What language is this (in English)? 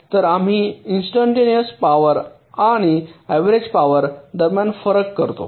Marathi